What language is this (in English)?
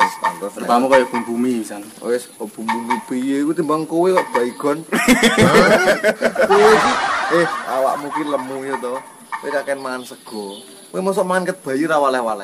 Indonesian